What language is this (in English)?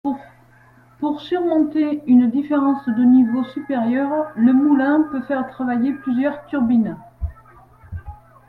French